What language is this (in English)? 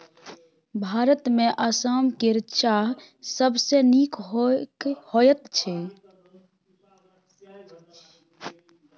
Maithili